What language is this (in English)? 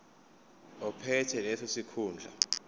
Zulu